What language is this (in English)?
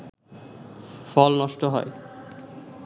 Bangla